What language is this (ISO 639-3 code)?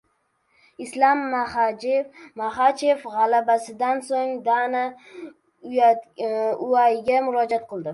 uzb